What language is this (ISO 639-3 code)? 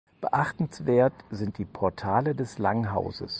deu